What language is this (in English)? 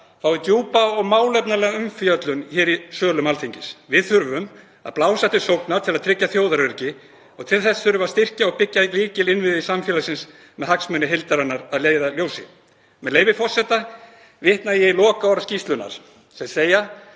Icelandic